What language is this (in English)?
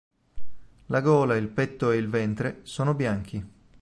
Italian